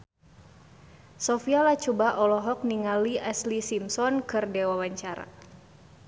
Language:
Sundanese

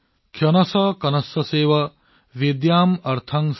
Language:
Assamese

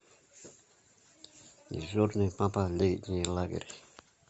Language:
Russian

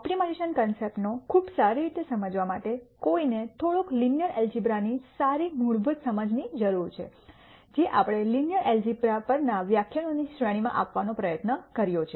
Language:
Gujarati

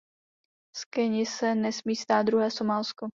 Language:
Czech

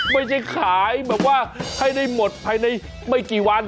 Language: Thai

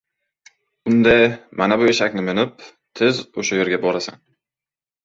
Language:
Uzbek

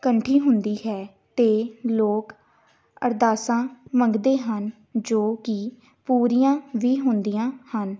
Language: Punjabi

